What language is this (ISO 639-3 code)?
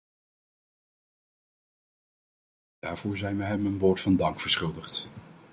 nld